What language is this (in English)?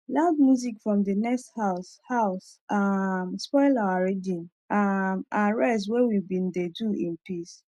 Nigerian Pidgin